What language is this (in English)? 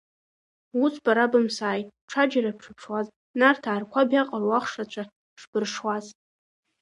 Abkhazian